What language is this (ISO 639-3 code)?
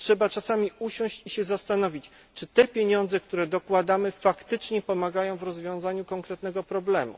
pol